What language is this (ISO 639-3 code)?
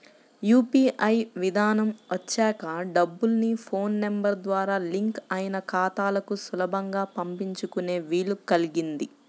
tel